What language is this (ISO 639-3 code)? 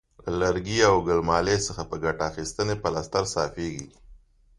pus